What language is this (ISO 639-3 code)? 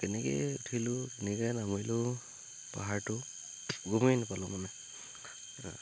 asm